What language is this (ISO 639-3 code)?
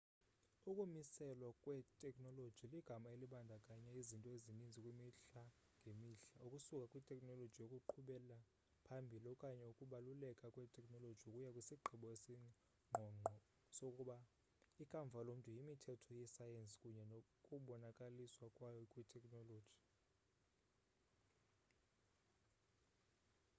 xho